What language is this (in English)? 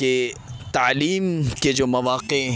Urdu